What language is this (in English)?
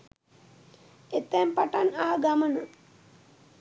Sinhala